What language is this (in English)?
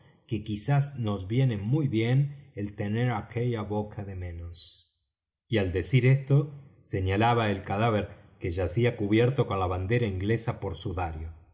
Spanish